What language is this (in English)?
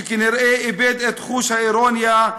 Hebrew